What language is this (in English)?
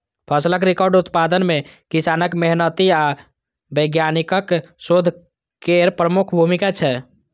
Maithili